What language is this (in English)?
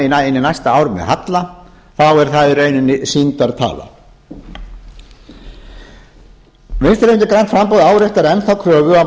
Icelandic